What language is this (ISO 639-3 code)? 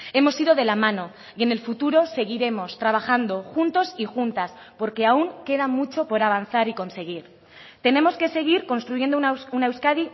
spa